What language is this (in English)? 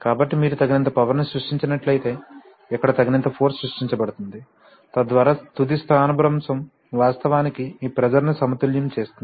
Telugu